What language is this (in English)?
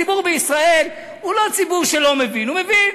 Hebrew